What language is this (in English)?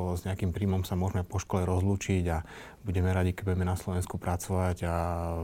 Slovak